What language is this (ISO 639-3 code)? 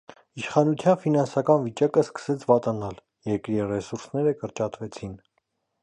hye